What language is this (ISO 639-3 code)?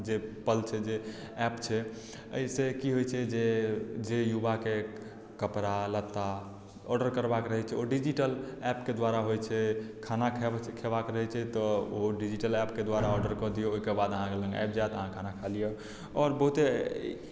mai